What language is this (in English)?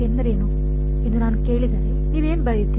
Kannada